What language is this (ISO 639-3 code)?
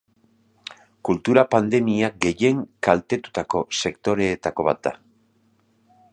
eus